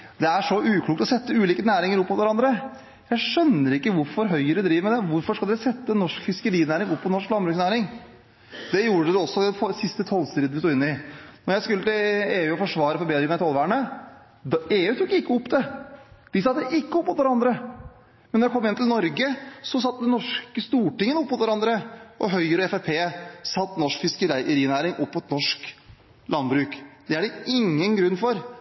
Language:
Norwegian Bokmål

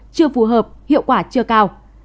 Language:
Vietnamese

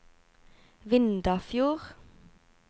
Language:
Norwegian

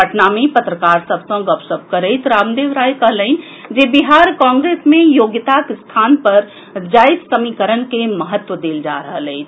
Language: Maithili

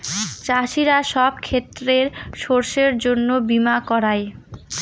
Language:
Bangla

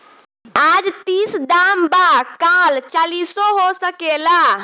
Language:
Bhojpuri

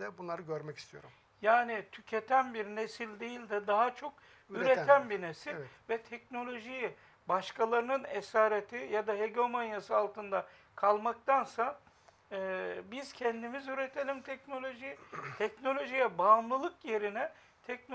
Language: Turkish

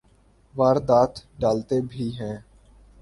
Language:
Urdu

